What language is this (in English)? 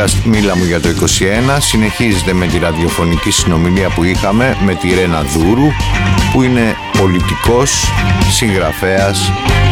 Greek